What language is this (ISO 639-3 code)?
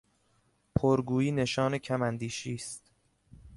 fas